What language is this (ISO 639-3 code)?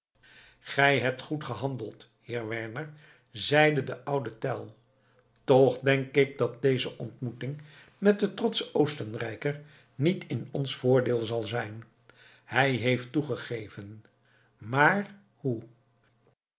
nld